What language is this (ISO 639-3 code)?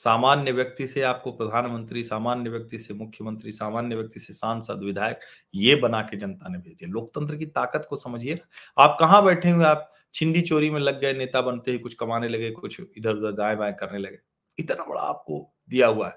hin